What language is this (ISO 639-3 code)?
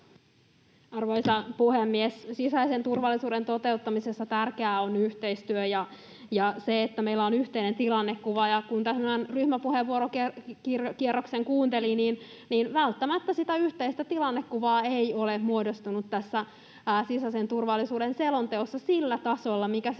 fin